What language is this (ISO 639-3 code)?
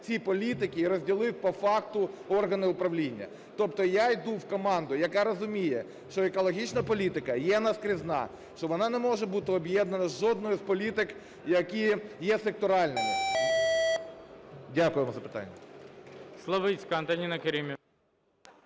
ukr